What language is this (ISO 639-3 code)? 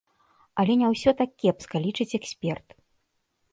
bel